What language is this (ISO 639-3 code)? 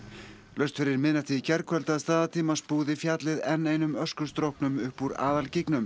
isl